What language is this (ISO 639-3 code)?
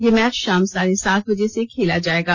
hin